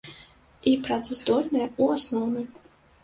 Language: Belarusian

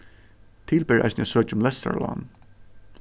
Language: Faroese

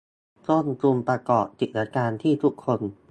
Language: Thai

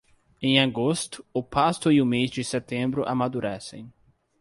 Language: Portuguese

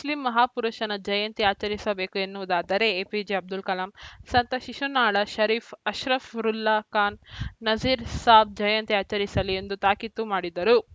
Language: Kannada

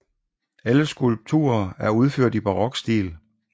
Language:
Danish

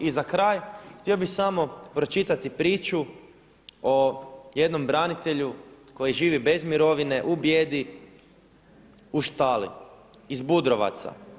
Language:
Croatian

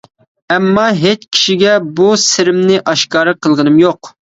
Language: Uyghur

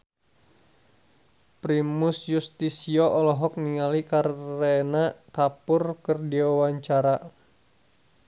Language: Sundanese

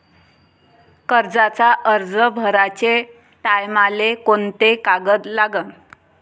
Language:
Marathi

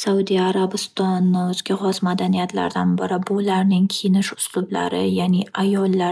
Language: Uzbek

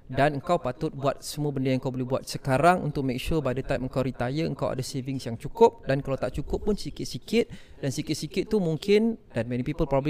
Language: Malay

